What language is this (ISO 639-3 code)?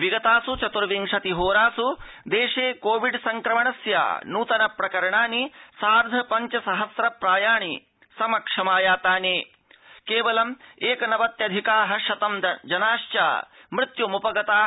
san